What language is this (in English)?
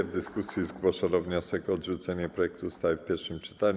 Polish